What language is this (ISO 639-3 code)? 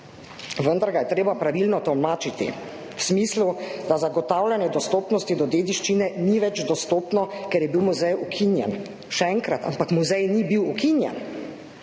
slv